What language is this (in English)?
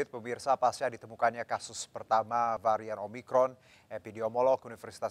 Indonesian